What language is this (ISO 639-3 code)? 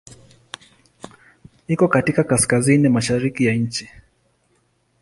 swa